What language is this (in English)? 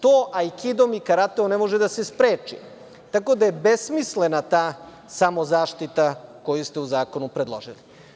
Serbian